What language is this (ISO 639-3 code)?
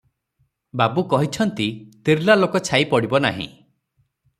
ori